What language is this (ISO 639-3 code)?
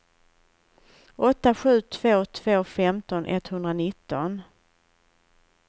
swe